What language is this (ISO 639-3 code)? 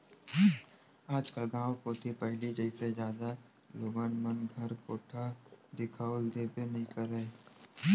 hne